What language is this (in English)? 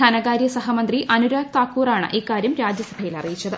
Malayalam